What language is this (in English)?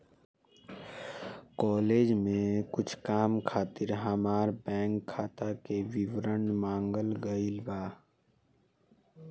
Bhojpuri